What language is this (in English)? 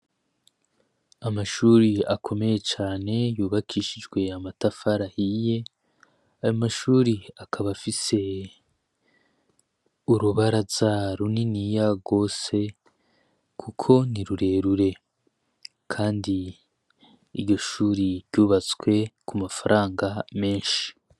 Rundi